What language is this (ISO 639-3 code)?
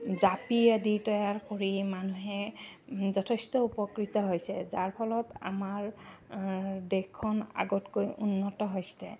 asm